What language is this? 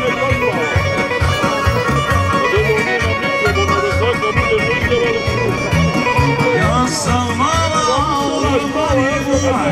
Arabic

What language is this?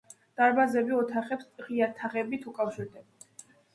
Georgian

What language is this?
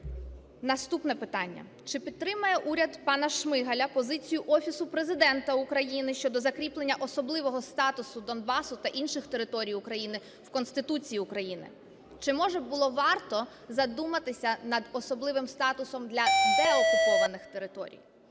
Ukrainian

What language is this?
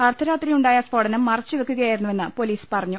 Malayalam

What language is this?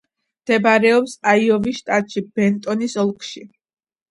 Georgian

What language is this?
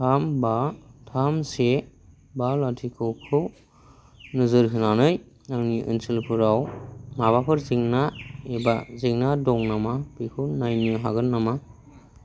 Bodo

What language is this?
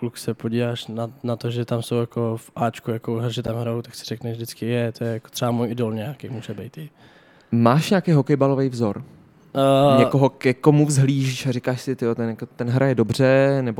Czech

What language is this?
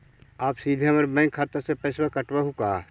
Magahi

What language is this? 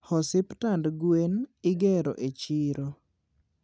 Luo (Kenya and Tanzania)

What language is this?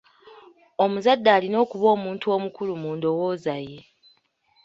Ganda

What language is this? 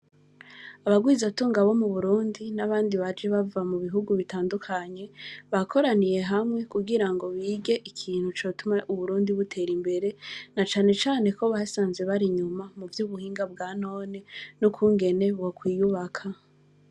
Rundi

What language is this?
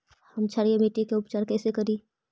Magahi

